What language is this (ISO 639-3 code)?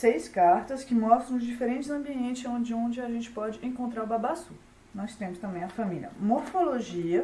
por